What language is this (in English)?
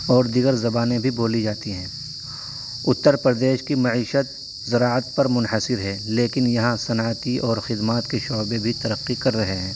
Urdu